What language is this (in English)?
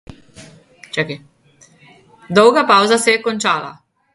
Slovenian